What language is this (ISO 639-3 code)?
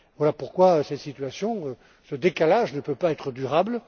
fra